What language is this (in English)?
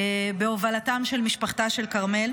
Hebrew